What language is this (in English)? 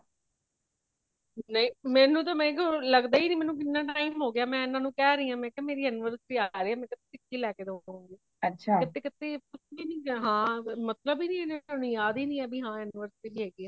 Punjabi